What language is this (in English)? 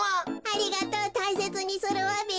Japanese